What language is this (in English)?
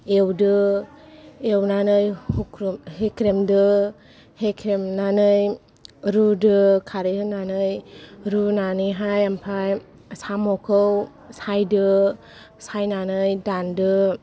Bodo